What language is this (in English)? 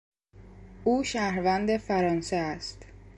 Persian